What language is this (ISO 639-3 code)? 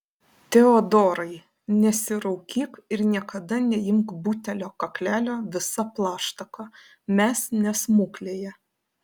lit